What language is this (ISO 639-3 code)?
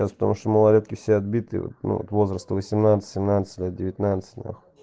rus